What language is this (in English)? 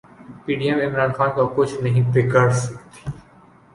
Urdu